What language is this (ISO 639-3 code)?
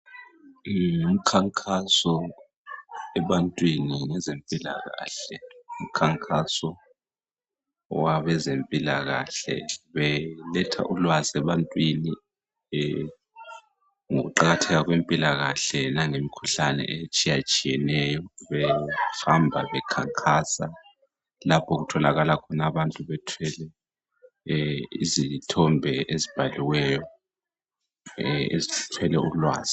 nde